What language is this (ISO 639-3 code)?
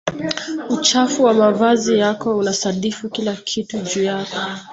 swa